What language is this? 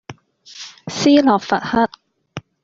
Cantonese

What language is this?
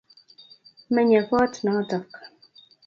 Kalenjin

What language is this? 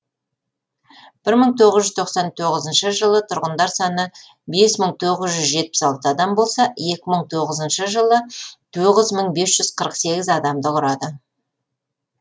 Kazakh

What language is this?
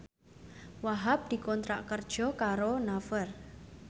Javanese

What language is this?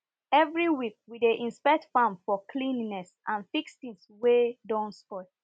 Nigerian Pidgin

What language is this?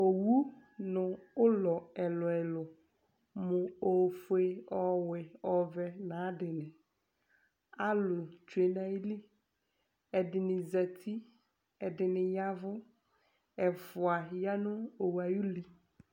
Ikposo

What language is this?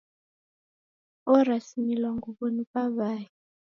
Taita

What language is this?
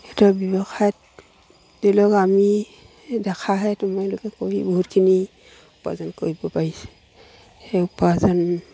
Assamese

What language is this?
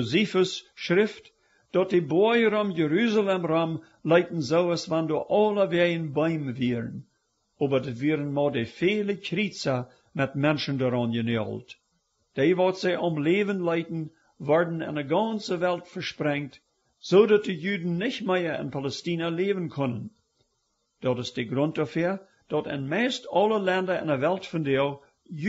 German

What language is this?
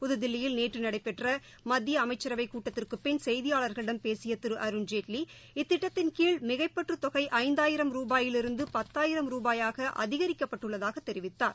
Tamil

